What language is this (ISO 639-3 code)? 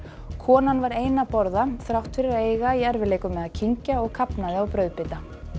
isl